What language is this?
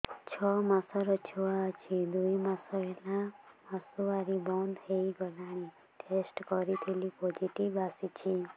Odia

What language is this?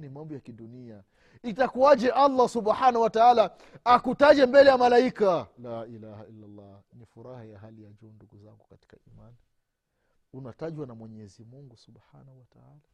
Swahili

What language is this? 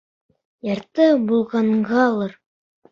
Bashkir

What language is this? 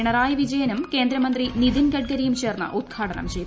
Malayalam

